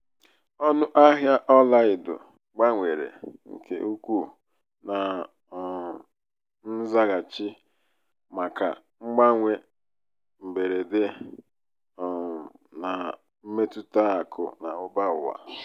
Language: Igbo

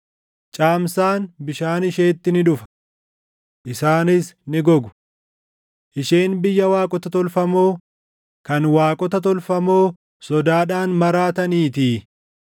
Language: Oromo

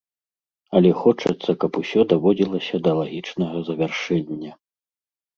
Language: Belarusian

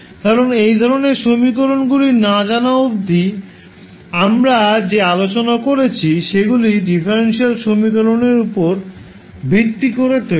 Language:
Bangla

